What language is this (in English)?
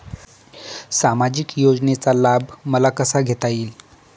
Marathi